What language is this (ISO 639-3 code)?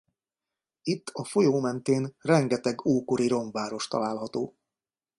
hun